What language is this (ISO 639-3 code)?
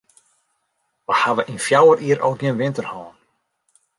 fry